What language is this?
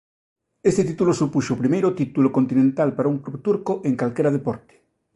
Galician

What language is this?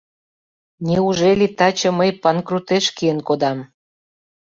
Mari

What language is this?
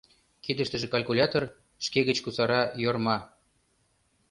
Mari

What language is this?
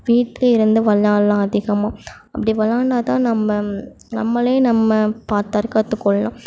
Tamil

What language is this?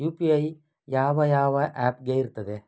Kannada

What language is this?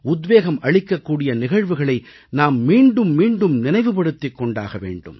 Tamil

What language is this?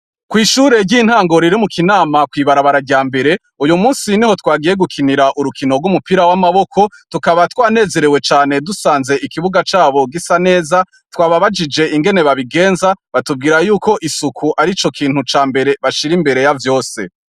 Rundi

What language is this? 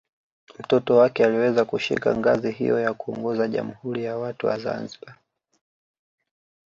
Swahili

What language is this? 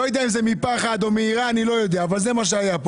Hebrew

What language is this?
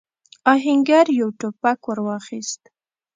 Pashto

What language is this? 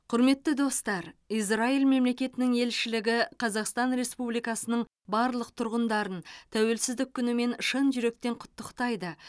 Kazakh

